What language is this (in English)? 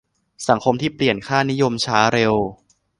Thai